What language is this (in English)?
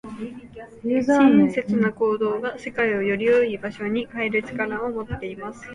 Japanese